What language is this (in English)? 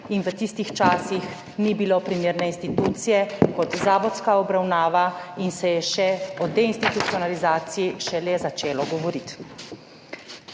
Slovenian